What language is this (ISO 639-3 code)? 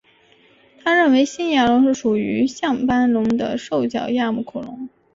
zho